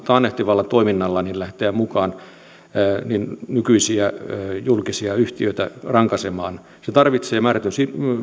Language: Finnish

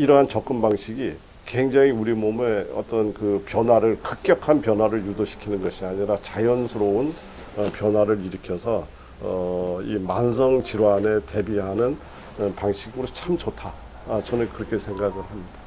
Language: Korean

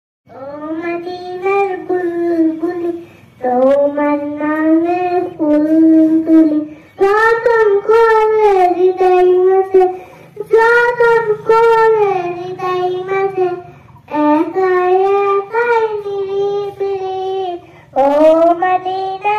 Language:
Arabic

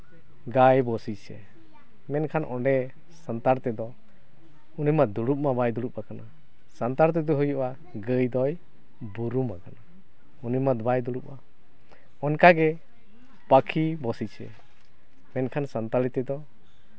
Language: Santali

